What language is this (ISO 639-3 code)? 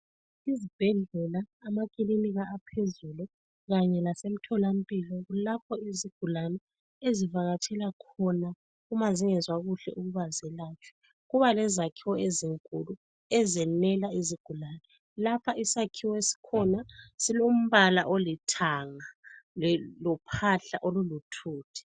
nde